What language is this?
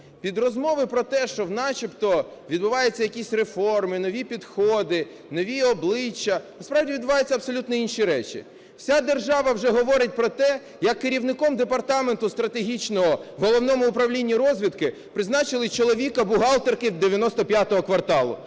Ukrainian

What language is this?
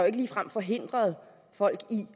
Danish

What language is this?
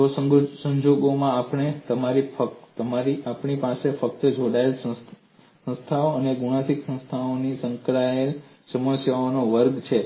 Gujarati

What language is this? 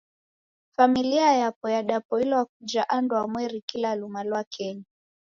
Taita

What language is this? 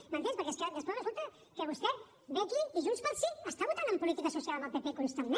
Catalan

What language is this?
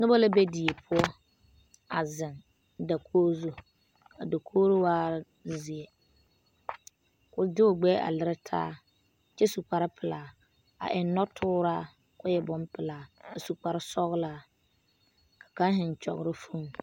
Southern Dagaare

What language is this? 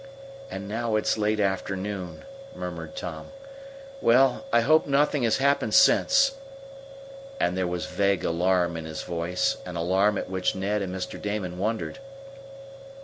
English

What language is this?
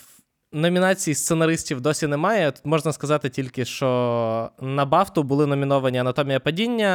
Ukrainian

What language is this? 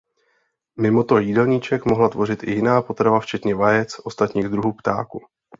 Czech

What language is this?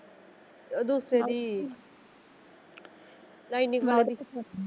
Punjabi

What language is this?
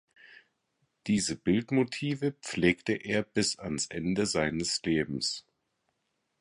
German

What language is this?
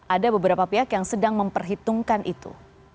Indonesian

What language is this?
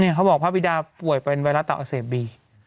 Thai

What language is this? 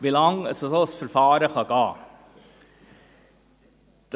Swiss German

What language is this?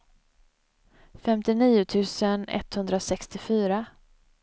Swedish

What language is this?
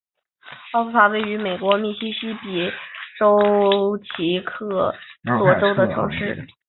Chinese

